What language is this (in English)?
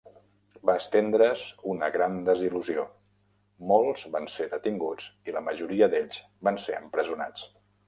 Catalan